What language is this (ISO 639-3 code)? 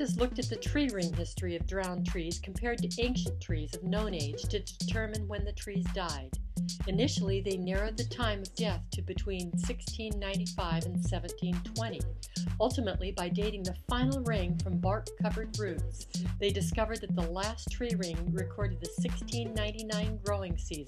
eng